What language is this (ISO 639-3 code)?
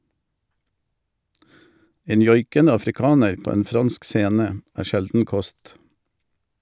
nor